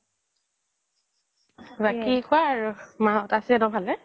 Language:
Assamese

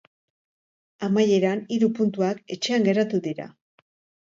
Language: Basque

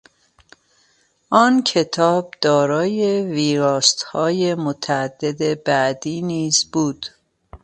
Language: Persian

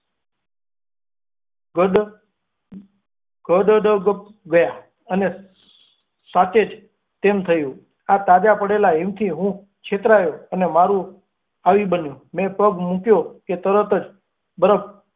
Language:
Gujarati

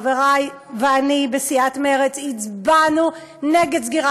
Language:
Hebrew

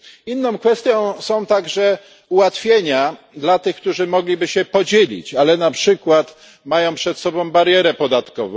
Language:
Polish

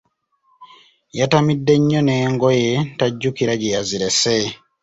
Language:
Ganda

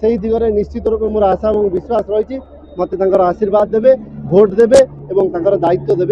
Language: Bangla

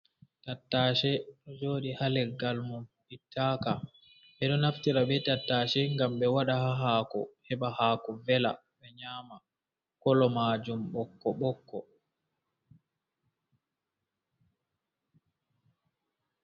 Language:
Fula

